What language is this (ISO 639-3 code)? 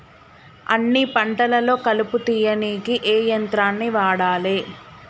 tel